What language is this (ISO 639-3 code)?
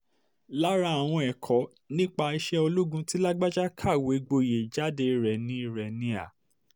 yor